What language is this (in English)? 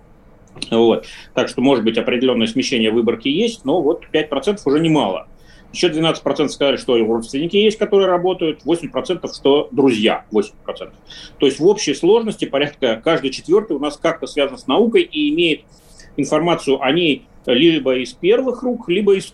Russian